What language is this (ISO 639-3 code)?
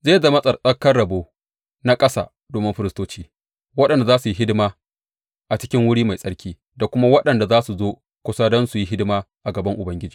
hau